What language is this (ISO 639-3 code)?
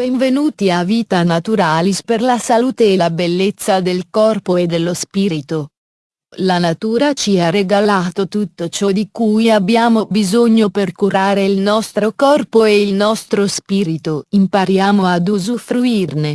ita